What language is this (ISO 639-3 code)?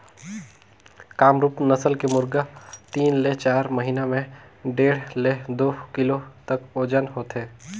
hne